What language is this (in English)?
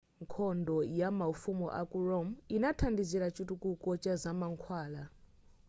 Nyanja